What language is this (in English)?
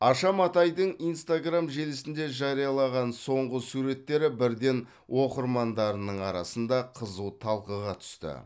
Kazakh